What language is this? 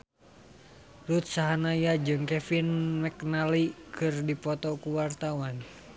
Sundanese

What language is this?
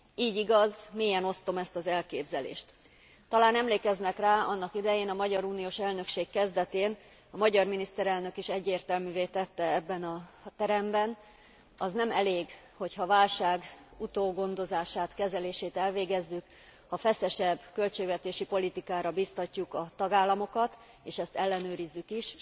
Hungarian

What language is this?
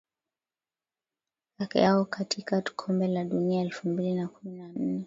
Swahili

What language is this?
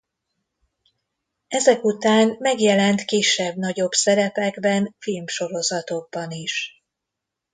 Hungarian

